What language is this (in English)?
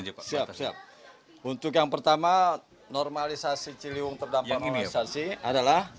Indonesian